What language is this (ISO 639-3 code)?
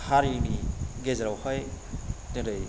brx